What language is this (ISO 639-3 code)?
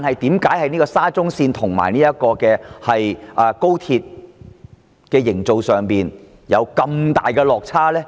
yue